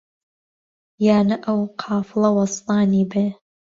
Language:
Central Kurdish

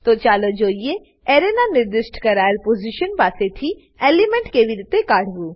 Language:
Gujarati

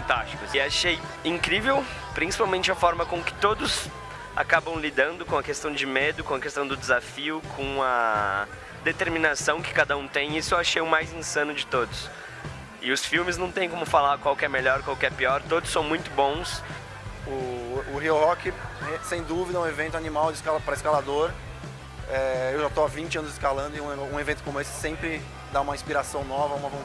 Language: Portuguese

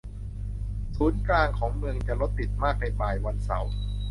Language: Thai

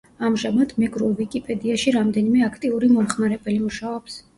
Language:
Georgian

